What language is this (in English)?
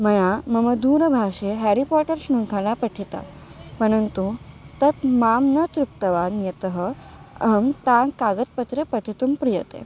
Sanskrit